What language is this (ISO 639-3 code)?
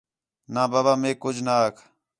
xhe